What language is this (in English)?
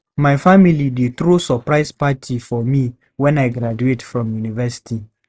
Nigerian Pidgin